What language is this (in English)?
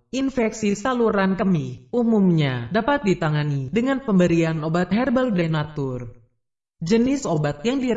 Indonesian